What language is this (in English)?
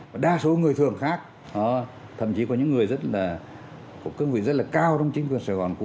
Vietnamese